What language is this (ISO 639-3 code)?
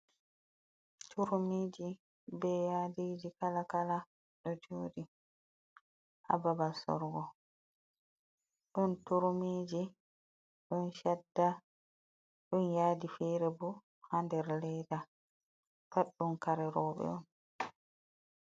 ful